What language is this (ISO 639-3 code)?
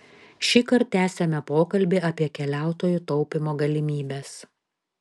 lit